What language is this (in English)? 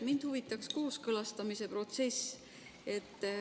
Estonian